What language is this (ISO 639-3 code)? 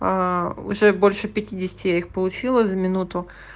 rus